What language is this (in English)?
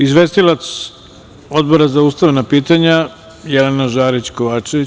Serbian